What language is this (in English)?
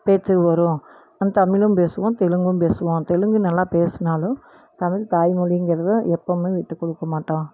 Tamil